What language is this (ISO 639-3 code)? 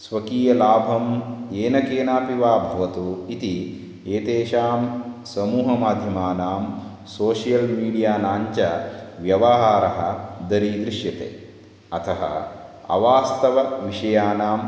san